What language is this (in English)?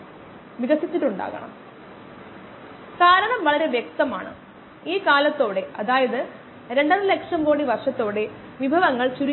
Malayalam